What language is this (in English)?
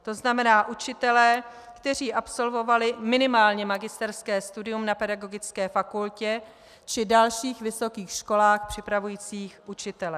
Czech